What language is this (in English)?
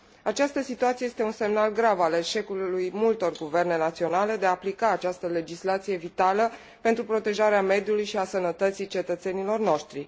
Romanian